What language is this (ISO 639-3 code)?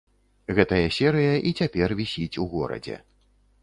bel